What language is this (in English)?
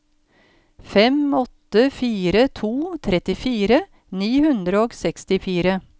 Norwegian